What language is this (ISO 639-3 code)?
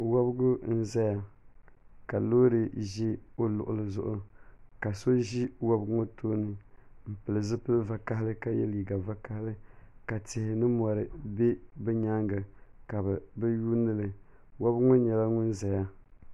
dag